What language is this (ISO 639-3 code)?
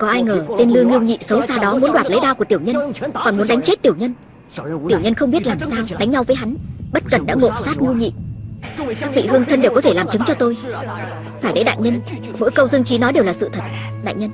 vie